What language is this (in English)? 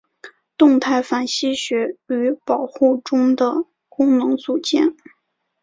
Chinese